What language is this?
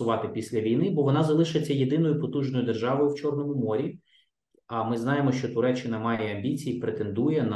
Ukrainian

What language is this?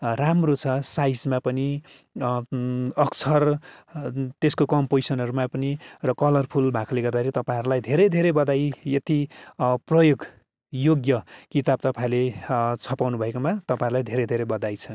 Nepali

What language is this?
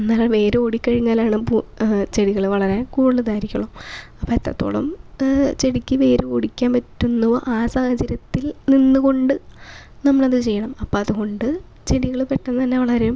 Malayalam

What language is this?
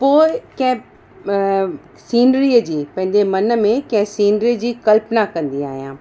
Sindhi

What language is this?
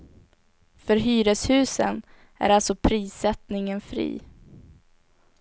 Swedish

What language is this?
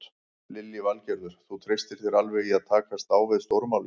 Icelandic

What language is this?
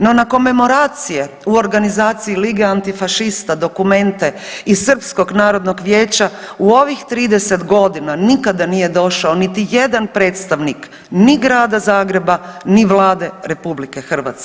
Croatian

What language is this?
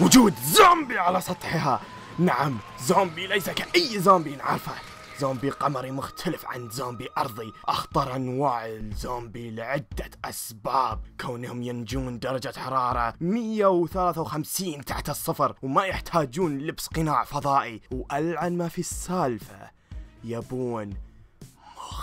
Arabic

